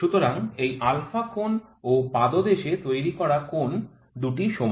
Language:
Bangla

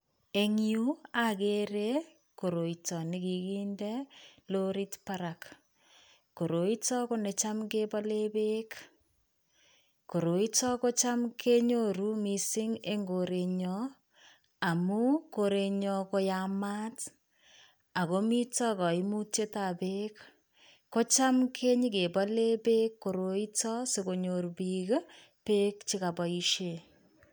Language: Kalenjin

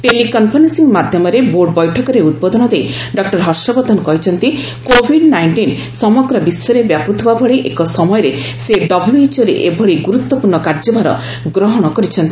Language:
Odia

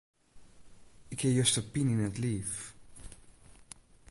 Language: Western Frisian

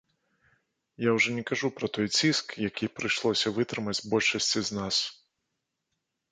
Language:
Belarusian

